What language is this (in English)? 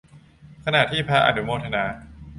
Thai